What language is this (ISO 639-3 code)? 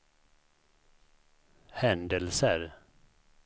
swe